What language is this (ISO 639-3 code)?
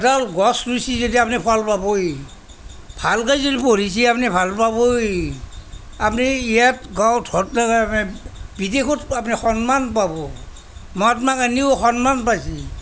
asm